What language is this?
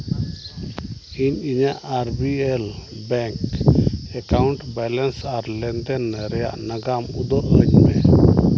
Santali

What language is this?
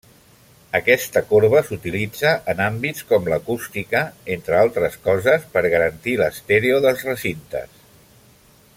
Catalan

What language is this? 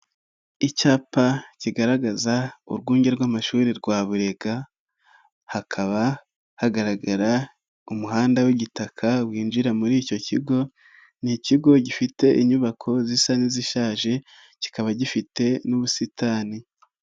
Kinyarwanda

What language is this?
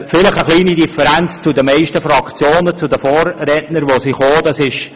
Swiss German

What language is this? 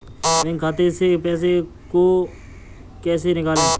Hindi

